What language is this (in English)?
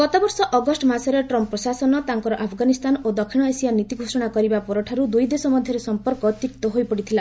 Odia